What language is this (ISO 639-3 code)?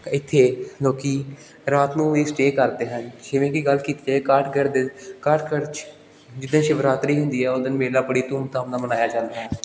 pan